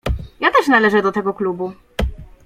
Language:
Polish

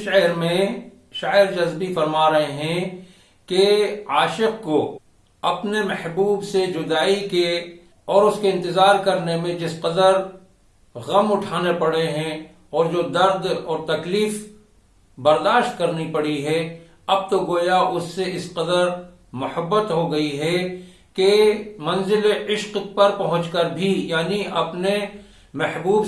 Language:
Urdu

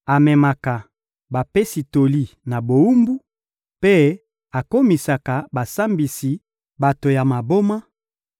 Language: Lingala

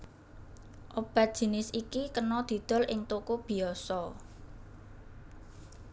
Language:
Javanese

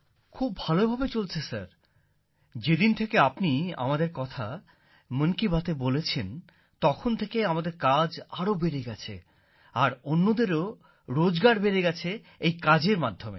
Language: Bangla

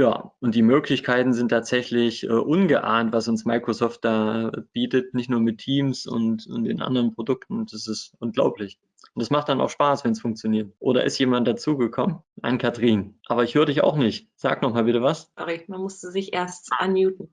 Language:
German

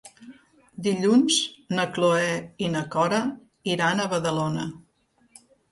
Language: Catalan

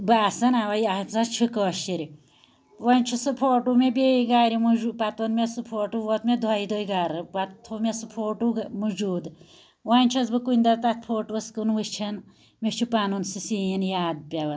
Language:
Kashmiri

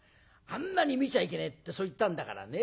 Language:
Japanese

